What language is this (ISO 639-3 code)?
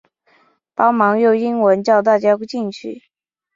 zho